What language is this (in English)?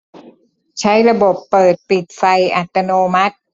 Thai